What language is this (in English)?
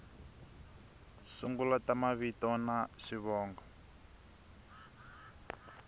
Tsonga